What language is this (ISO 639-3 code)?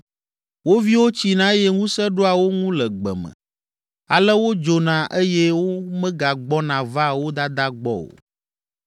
ewe